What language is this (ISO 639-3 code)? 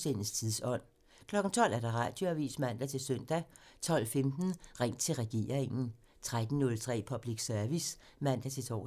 dan